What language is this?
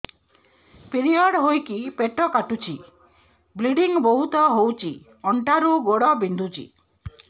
Odia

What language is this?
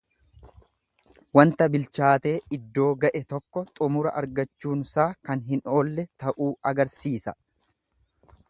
Oromo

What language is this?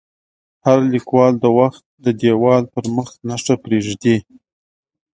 Pashto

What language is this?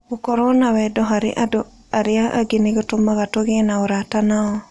Kikuyu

